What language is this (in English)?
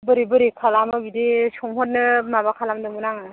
Bodo